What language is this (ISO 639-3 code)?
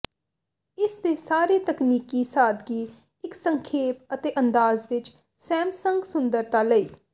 pan